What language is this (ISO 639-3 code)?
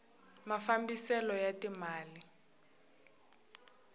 tso